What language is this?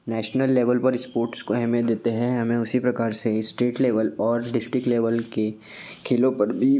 Hindi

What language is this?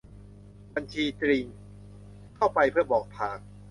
Thai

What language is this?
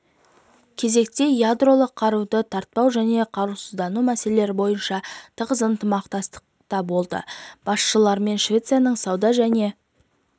Kazakh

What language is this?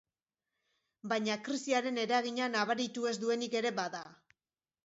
Basque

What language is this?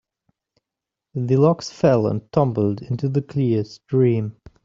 English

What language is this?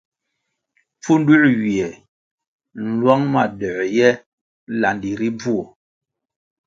Kwasio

